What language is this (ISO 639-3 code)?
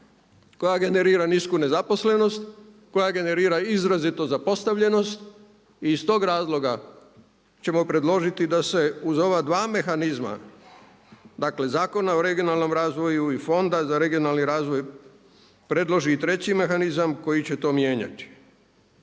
hrv